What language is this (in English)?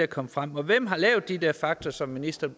Danish